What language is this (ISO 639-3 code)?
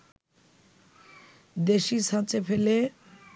ben